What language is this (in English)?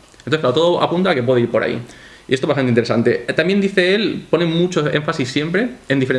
Spanish